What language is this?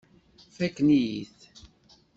Kabyle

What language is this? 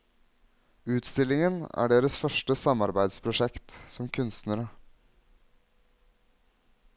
Norwegian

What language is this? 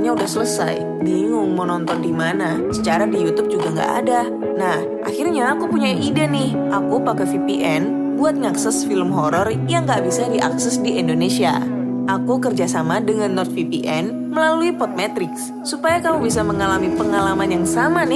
Indonesian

